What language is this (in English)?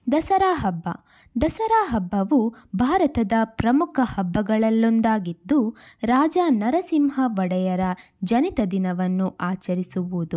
Kannada